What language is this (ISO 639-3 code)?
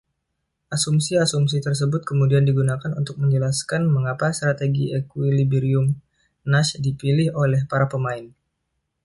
ind